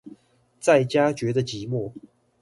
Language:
Chinese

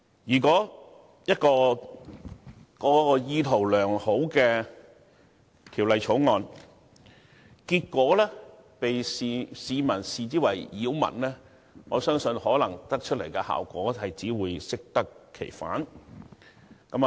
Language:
Cantonese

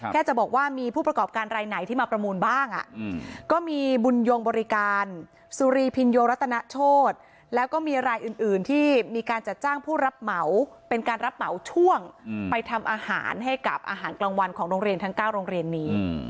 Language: Thai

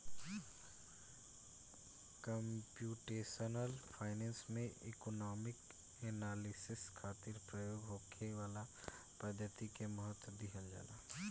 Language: Bhojpuri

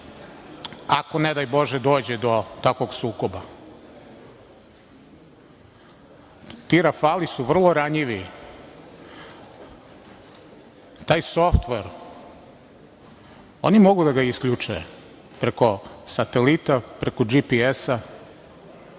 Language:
Serbian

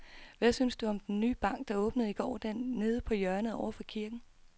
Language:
Danish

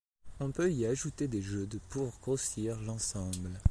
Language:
French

